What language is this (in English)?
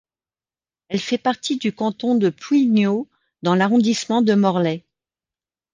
French